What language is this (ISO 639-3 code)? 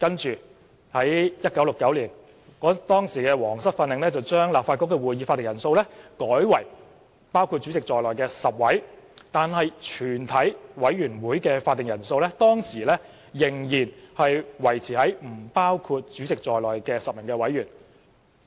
yue